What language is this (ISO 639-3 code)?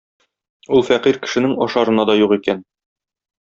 tat